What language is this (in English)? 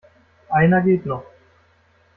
German